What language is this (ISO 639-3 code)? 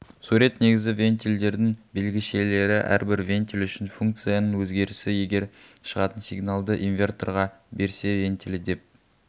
kaz